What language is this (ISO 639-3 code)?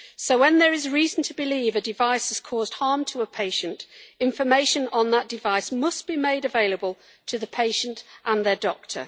eng